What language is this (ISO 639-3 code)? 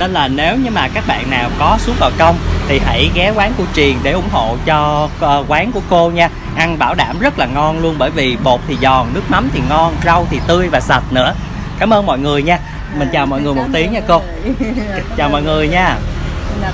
vie